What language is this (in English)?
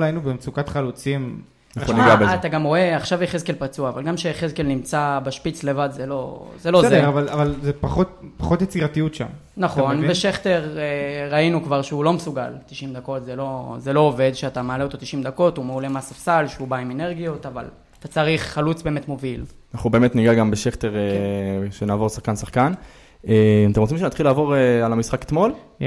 Hebrew